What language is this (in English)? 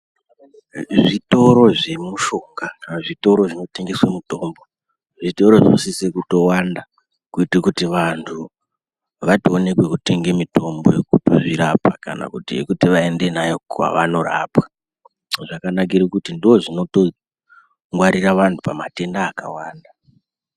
Ndau